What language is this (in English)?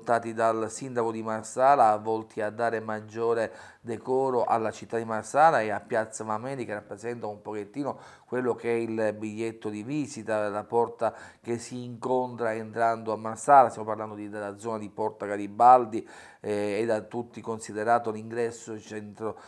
Italian